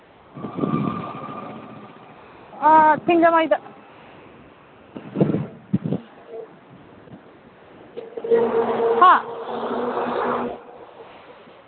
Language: Manipuri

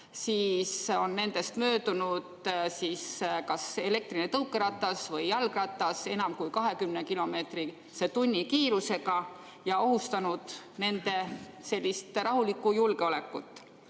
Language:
Estonian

